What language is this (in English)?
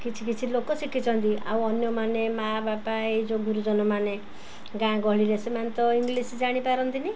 Odia